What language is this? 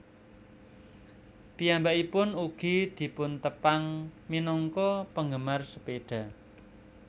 Javanese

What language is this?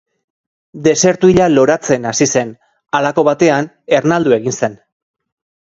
Basque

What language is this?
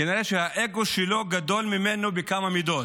Hebrew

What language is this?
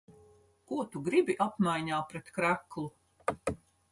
Latvian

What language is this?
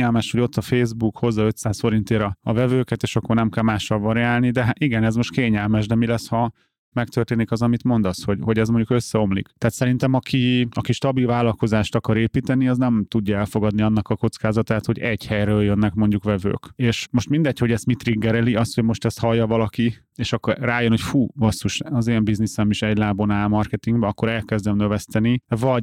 Hungarian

